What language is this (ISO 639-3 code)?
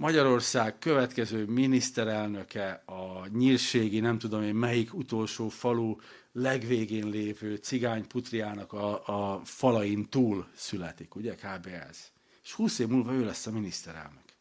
hun